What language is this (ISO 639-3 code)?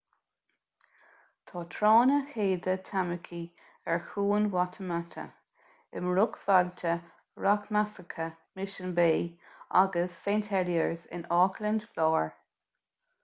gle